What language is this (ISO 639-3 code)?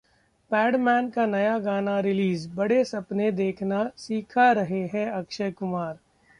hin